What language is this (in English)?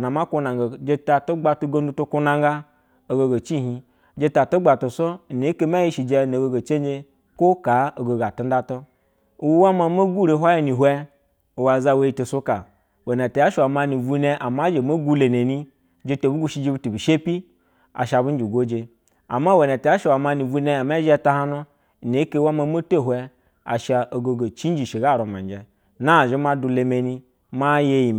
Basa (Nigeria)